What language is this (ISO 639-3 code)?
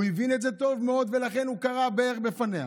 heb